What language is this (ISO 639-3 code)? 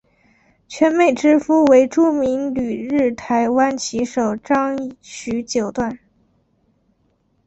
zho